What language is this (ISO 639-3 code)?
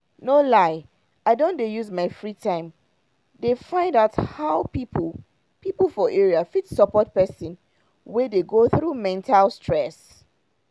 pcm